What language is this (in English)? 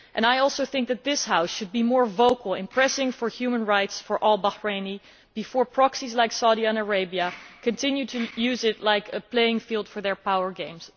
English